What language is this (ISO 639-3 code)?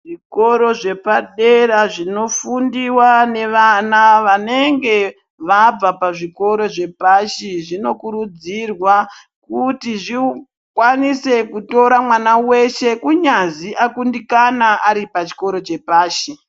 ndc